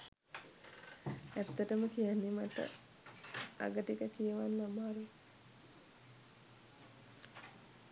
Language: Sinhala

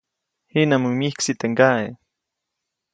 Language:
Copainalá Zoque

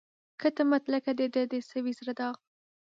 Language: Pashto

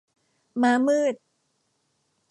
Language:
Thai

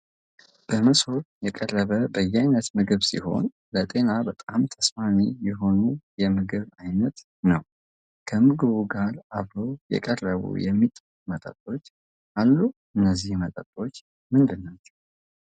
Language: Amharic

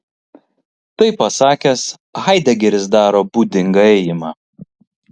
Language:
Lithuanian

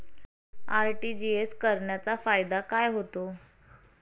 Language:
Marathi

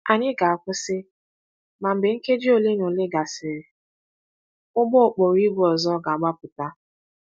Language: Igbo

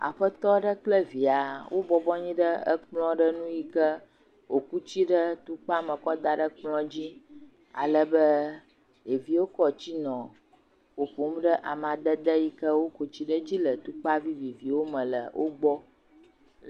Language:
Ewe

